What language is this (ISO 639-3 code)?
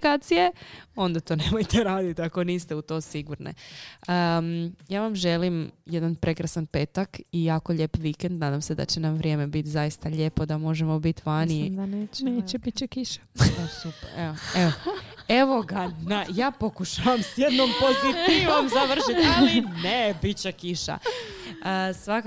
hrv